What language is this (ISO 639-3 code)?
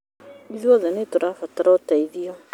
kik